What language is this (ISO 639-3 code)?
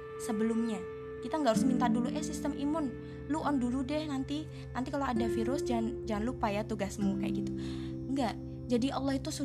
ind